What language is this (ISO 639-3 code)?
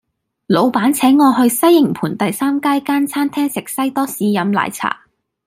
yue